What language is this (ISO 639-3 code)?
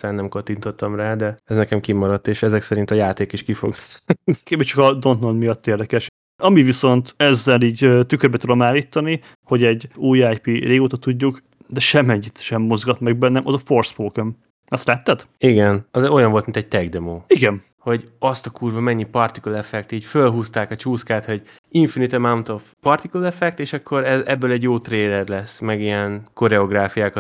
hun